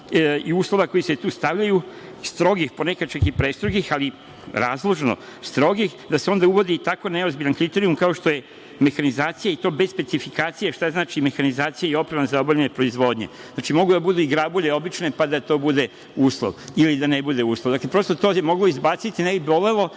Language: Serbian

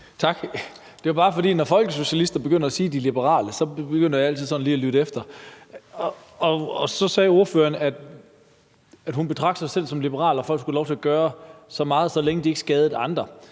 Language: Danish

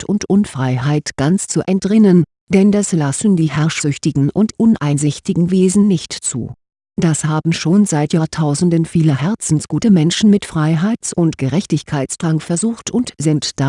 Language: German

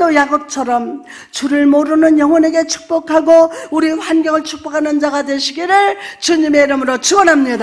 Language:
Korean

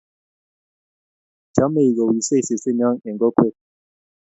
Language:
Kalenjin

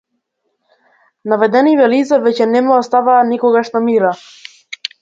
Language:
Macedonian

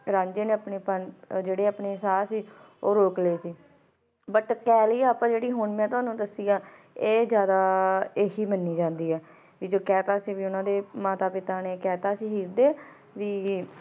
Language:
Punjabi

